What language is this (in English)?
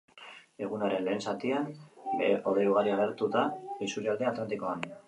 Basque